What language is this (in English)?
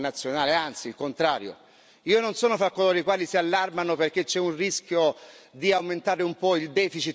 Italian